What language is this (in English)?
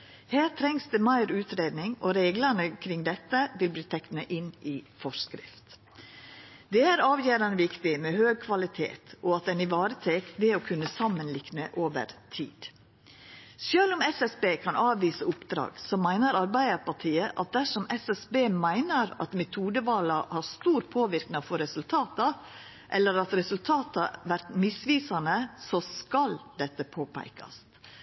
Norwegian Nynorsk